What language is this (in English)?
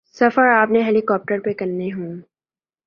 Urdu